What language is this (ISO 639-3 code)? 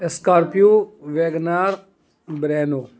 urd